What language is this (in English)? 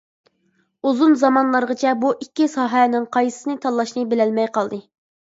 Uyghur